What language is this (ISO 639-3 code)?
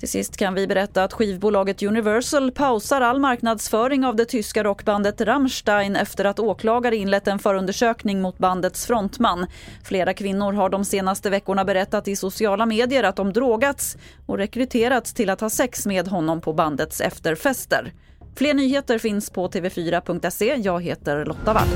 swe